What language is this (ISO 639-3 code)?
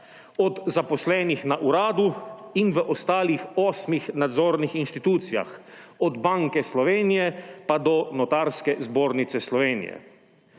slv